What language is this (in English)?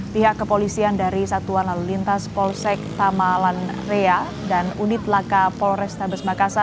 Indonesian